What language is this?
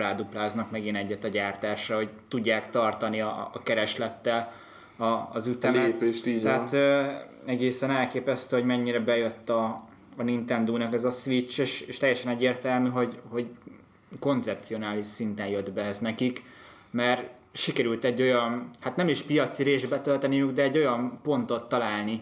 Hungarian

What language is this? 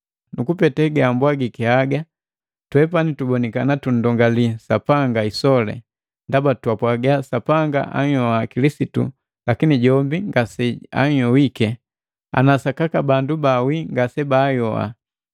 Matengo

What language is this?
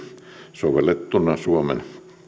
Finnish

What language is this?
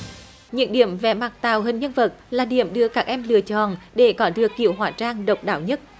Vietnamese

